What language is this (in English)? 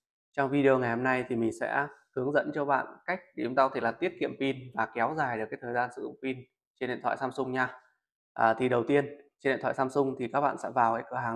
Vietnamese